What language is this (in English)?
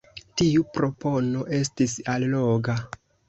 Esperanto